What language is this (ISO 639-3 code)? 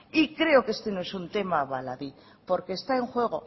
spa